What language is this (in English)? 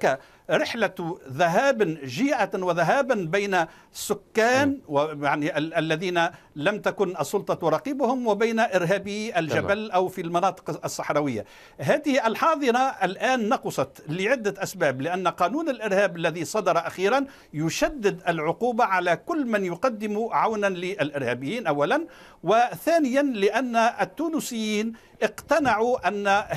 Arabic